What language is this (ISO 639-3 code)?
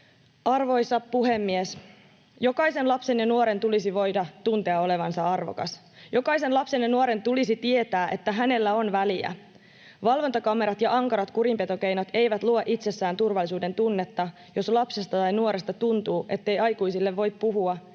fin